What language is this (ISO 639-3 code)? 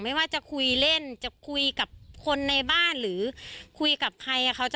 tha